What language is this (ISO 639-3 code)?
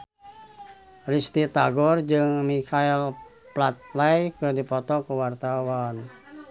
sun